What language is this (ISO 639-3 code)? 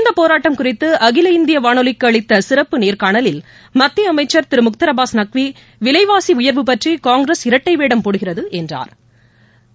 tam